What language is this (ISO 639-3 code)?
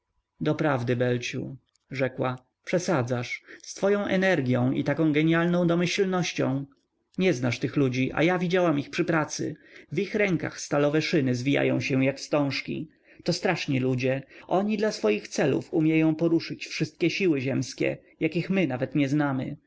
pol